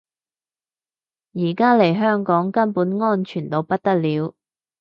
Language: Cantonese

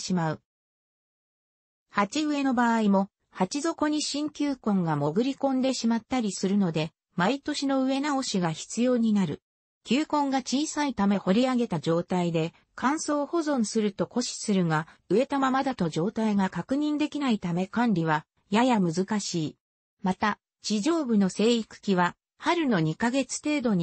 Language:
Japanese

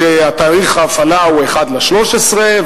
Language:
Hebrew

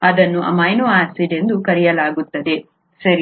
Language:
Kannada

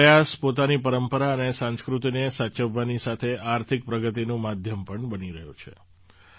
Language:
Gujarati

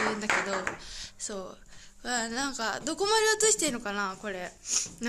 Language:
Japanese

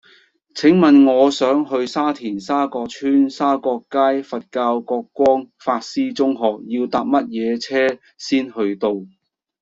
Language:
Cantonese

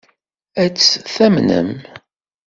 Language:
Kabyle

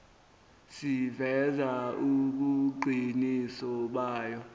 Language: Zulu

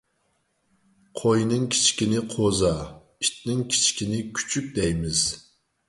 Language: Uyghur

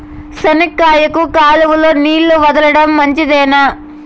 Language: Telugu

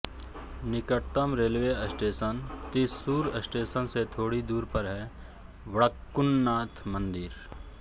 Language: Hindi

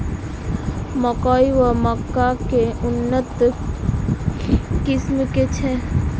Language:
Maithili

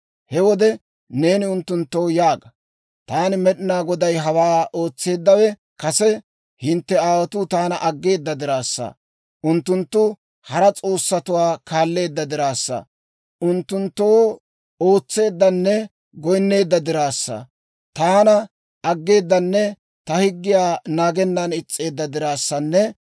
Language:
Dawro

